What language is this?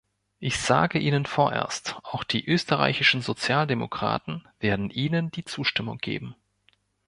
German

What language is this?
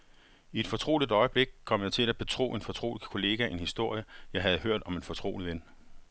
Danish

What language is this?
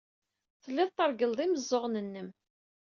Kabyle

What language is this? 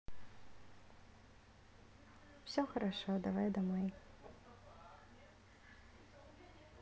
Russian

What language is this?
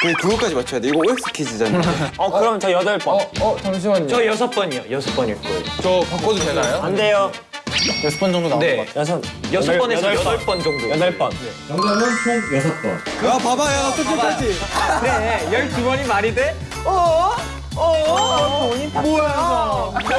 Korean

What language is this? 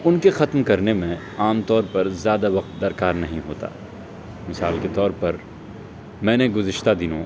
Urdu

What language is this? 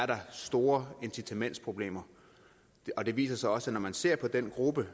Danish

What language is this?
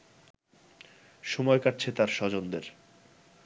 Bangla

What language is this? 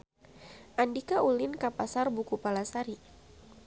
Sundanese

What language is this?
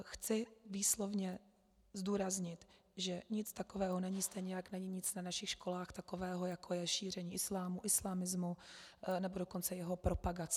Czech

